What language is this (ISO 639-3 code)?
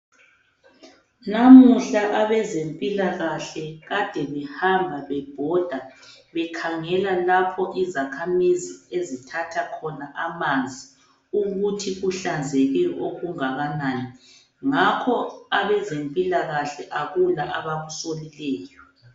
nde